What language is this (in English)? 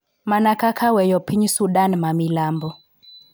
Luo (Kenya and Tanzania)